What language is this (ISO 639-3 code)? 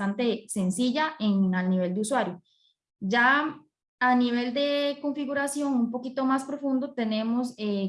spa